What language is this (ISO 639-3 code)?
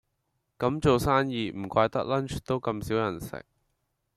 yue